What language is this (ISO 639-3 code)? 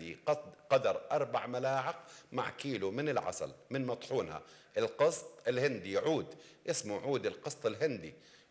ara